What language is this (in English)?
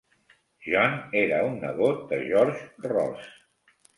Catalan